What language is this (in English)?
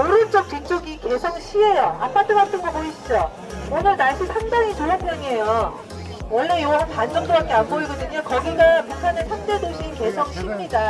Korean